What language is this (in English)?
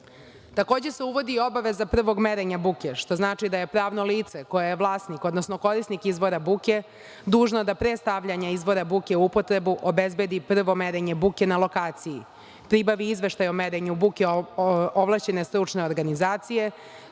Serbian